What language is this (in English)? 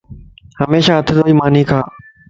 Lasi